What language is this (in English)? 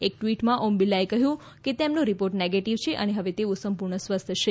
Gujarati